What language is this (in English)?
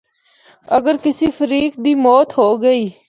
Northern Hindko